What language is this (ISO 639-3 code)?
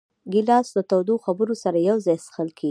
pus